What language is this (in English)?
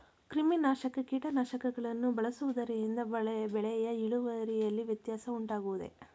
Kannada